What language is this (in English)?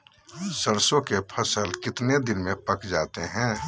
Magahi